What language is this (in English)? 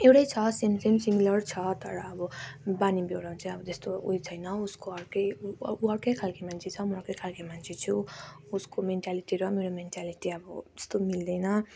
Nepali